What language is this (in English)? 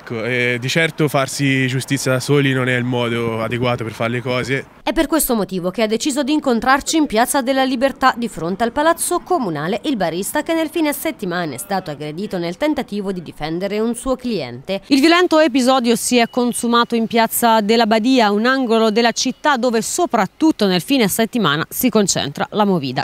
Italian